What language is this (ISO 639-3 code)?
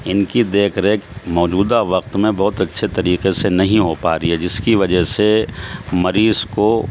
urd